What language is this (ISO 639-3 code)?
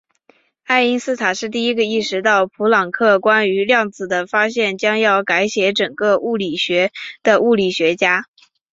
zho